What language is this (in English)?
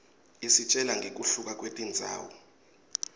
Swati